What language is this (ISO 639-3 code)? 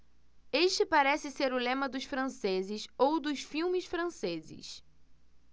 por